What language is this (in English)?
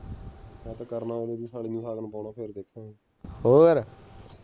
Punjabi